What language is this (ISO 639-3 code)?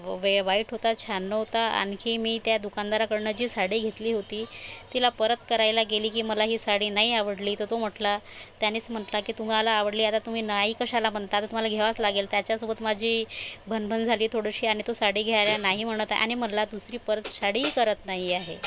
mar